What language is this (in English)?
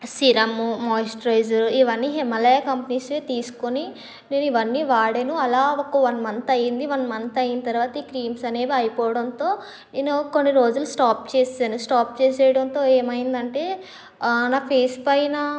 Telugu